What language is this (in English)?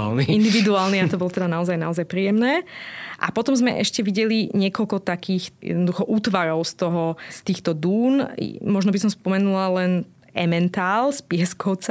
Slovak